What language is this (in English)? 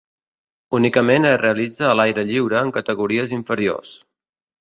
Catalan